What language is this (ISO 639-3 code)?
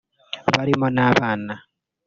kin